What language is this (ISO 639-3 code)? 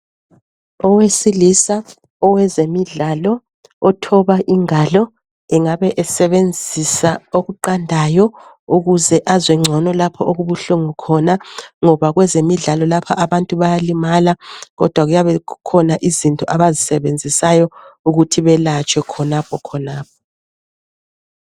nde